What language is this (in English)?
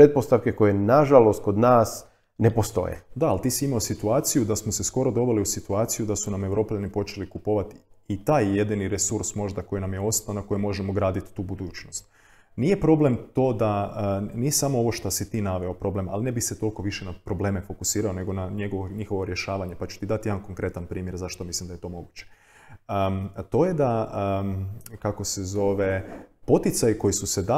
Croatian